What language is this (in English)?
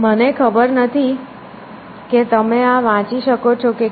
Gujarati